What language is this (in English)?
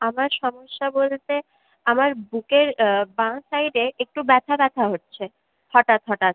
Bangla